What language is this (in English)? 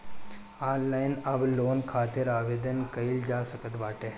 Bhojpuri